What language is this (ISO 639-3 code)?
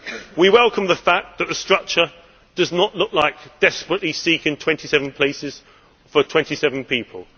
eng